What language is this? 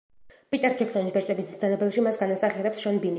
Georgian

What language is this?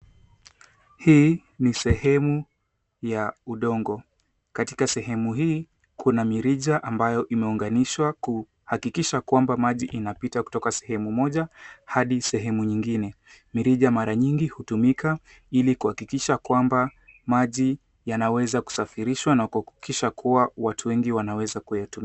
Swahili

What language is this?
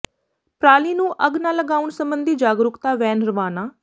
Punjabi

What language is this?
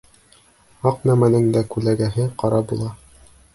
Bashkir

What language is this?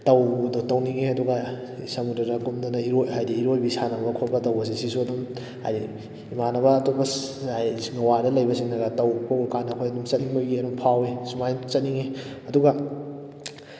Manipuri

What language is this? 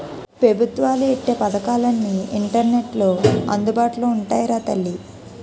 Telugu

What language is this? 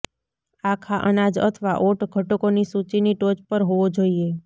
Gujarati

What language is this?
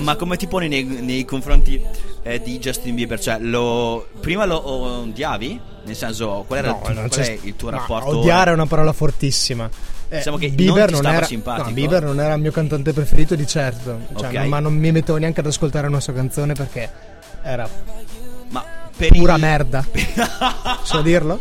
Italian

